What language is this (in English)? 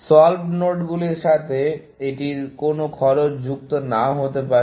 Bangla